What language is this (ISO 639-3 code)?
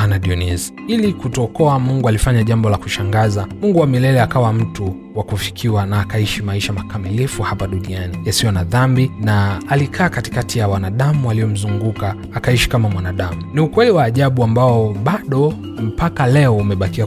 swa